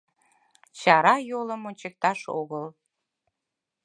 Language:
Mari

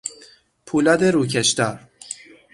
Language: Persian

